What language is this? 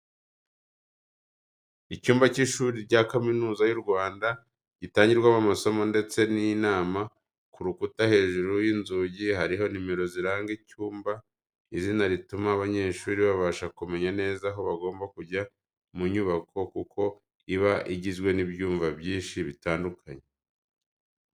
Kinyarwanda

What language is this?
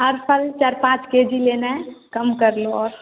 Hindi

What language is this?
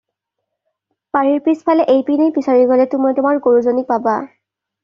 Assamese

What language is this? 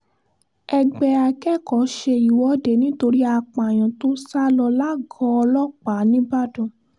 Yoruba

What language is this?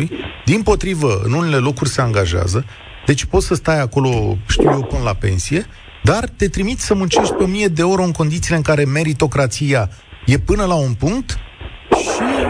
Romanian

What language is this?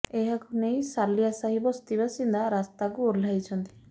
Odia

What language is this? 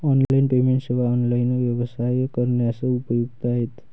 Marathi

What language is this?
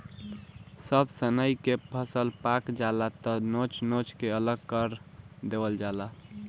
Bhojpuri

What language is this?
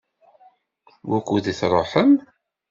Kabyle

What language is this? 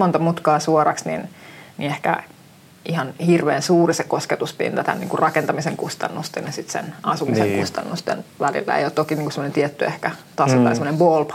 Finnish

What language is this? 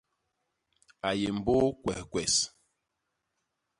Basaa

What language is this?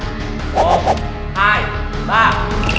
Vietnamese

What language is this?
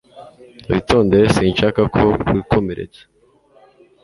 Kinyarwanda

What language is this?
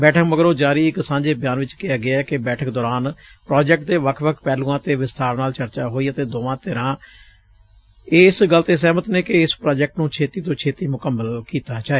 Punjabi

